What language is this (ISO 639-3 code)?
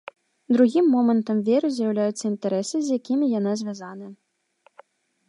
bel